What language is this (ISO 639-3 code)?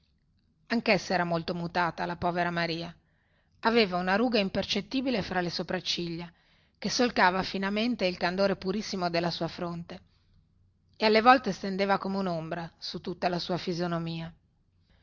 ita